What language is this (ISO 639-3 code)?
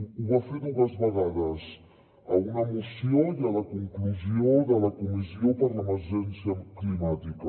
cat